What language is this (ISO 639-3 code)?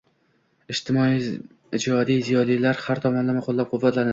uzb